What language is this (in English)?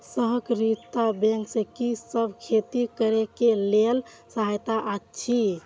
Maithili